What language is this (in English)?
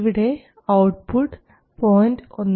Malayalam